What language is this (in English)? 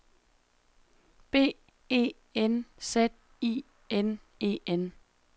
Danish